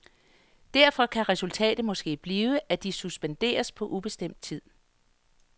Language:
Danish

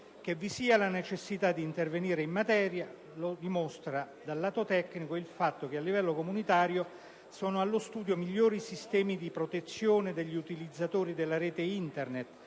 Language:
Italian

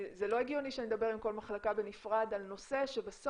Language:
Hebrew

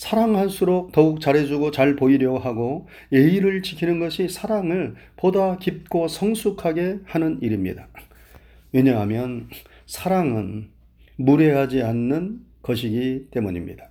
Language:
Korean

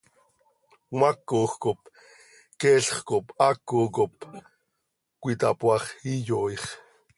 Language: Seri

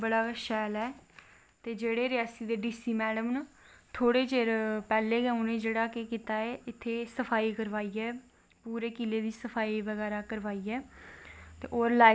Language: Dogri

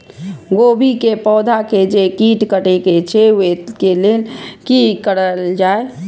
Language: Maithili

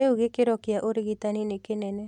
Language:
Kikuyu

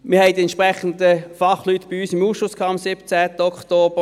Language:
Swiss German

